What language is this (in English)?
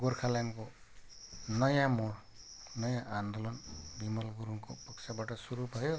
Nepali